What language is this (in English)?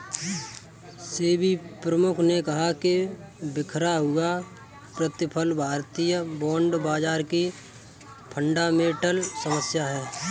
Hindi